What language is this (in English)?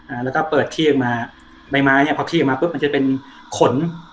Thai